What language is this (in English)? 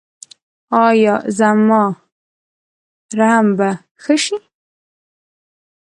Pashto